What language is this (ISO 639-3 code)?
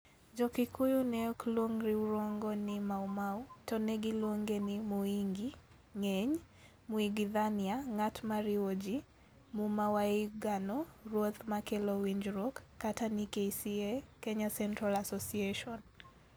luo